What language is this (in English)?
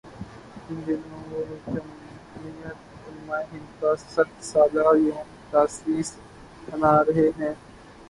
Urdu